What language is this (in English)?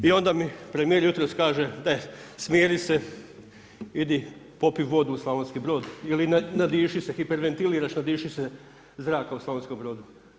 Croatian